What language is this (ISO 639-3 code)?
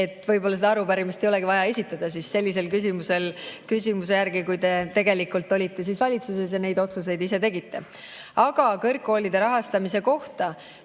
est